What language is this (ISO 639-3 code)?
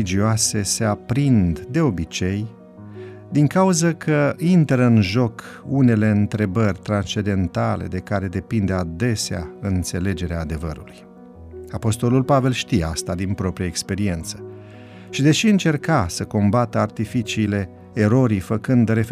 ron